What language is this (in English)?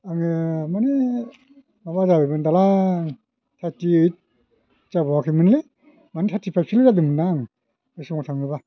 Bodo